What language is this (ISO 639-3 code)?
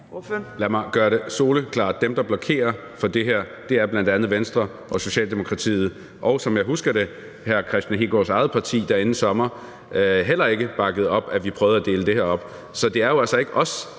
dan